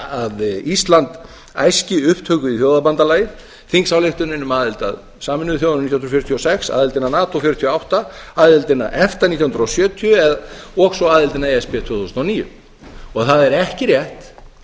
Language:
Icelandic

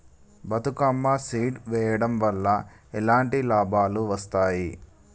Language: Telugu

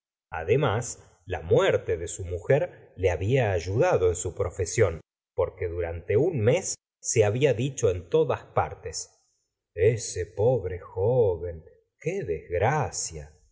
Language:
Spanish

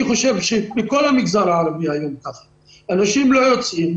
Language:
Hebrew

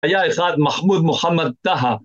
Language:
Hebrew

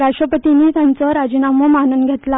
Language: Konkani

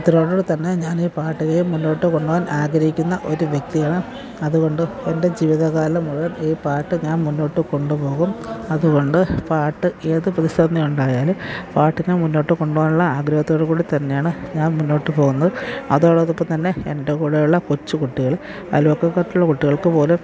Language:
Malayalam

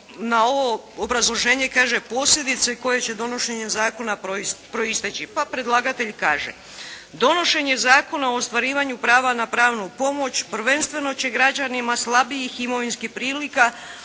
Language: Croatian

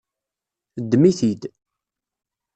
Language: Kabyle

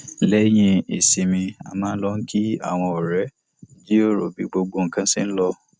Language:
Yoruba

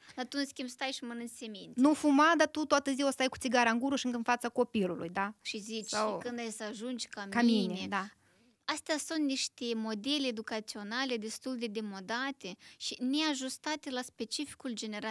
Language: Romanian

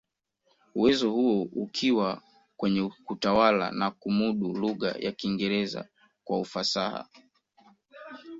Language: Swahili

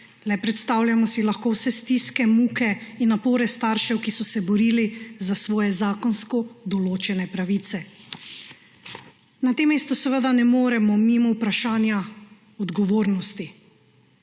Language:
Slovenian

